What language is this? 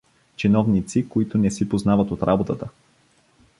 Bulgarian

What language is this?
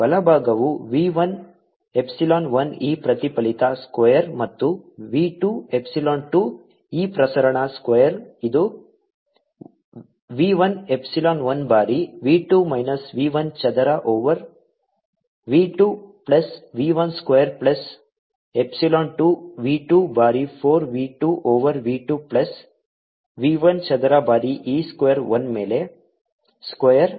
Kannada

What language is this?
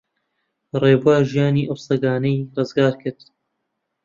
Central Kurdish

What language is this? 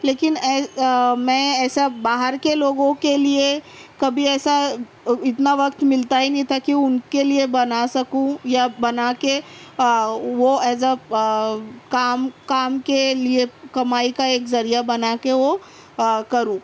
Urdu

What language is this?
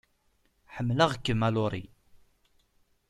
Kabyle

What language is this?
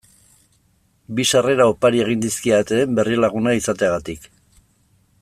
Basque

